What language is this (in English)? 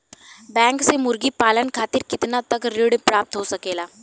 Bhojpuri